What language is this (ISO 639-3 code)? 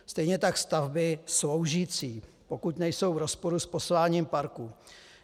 ces